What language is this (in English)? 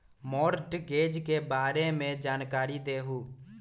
Magahi